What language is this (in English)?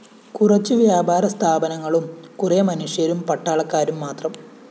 Malayalam